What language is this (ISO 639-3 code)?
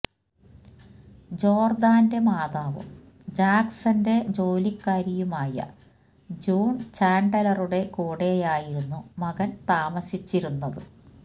mal